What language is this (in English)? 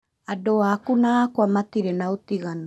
Kikuyu